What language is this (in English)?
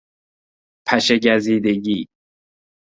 Persian